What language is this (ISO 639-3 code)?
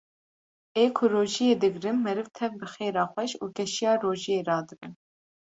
kur